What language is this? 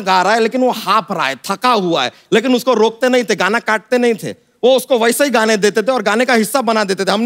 Hindi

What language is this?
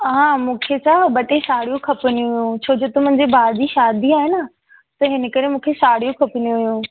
Sindhi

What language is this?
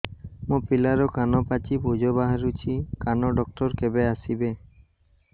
Odia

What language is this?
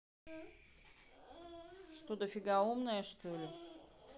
Russian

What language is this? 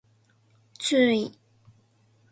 Japanese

